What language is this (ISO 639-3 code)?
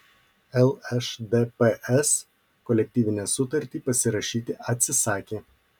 lit